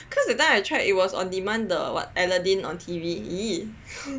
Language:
English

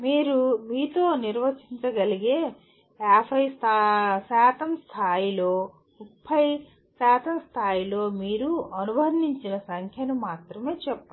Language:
Telugu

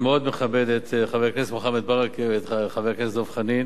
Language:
Hebrew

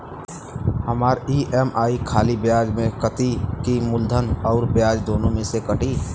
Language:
Bhojpuri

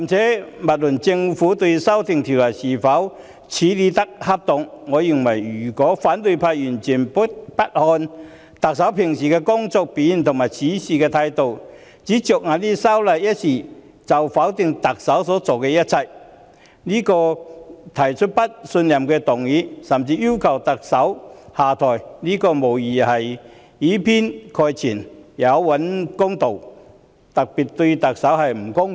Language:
Cantonese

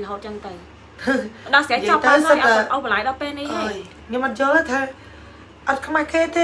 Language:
Vietnamese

